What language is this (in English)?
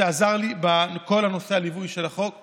Hebrew